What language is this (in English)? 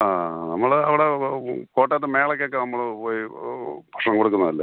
Malayalam